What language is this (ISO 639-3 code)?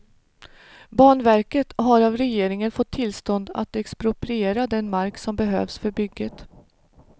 swe